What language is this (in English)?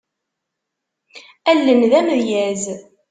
Kabyle